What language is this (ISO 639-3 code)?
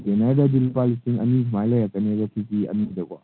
mni